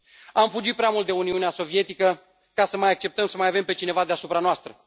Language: Romanian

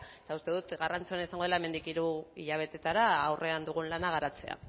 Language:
Basque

